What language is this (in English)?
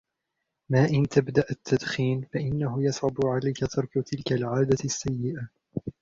Arabic